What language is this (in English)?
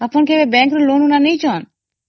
Odia